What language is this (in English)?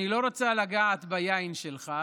Hebrew